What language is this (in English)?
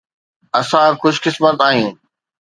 Sindhi